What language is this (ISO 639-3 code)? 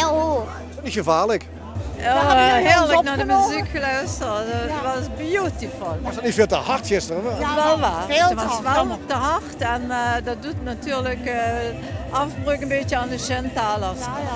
nld